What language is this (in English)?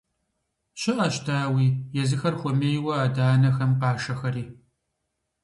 Kabardian